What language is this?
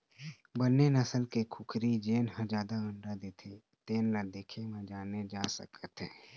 Chhattisgarhi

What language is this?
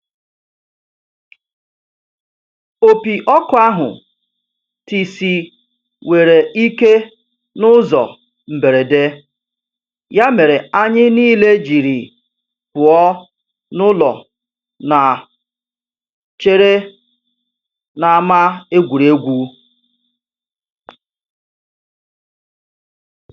Igbo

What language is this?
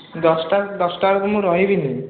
Odia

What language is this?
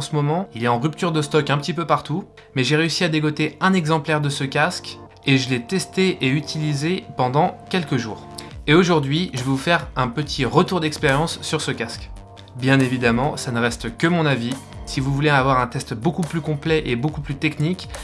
French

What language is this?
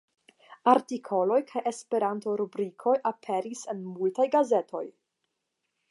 Esperanto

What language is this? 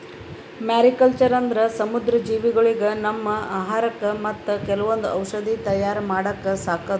Kannada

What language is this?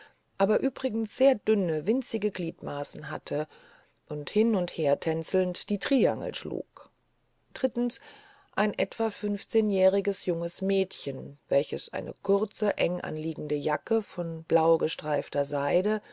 German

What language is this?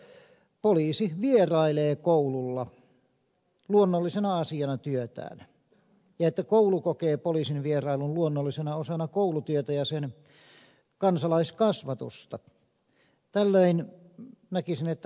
Finnish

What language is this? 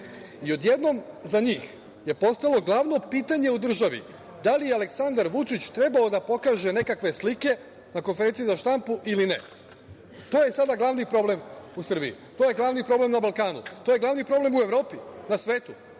Serbian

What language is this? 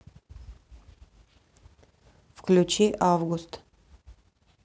Russian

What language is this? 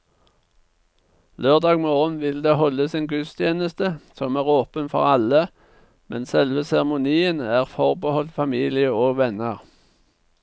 Norwegian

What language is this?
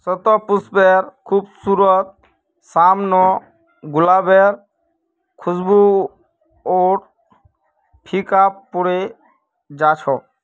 Magahi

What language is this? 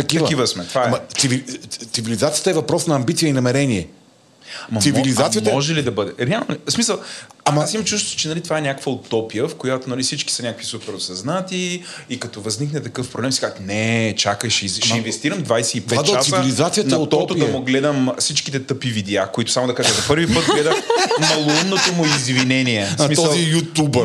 Bulgarian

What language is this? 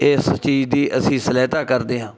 Punjabi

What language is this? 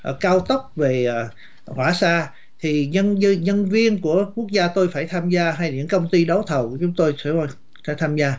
Vietnamese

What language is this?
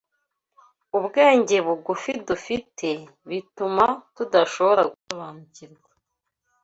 Kinyarwanda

